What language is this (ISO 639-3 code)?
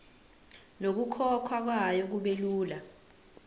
zul